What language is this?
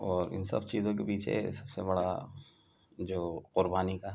Urdu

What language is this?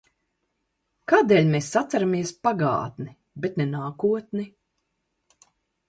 Latvian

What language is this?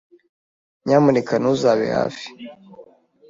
Kinyarwanda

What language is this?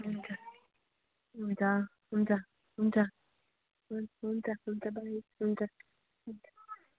Nepali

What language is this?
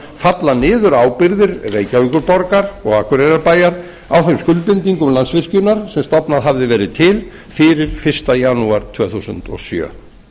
Icelandic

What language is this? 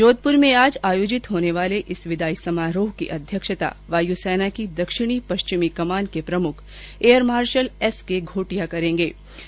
Hindi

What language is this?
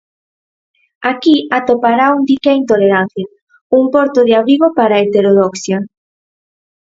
Galician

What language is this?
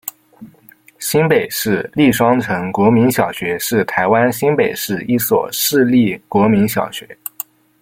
Chinese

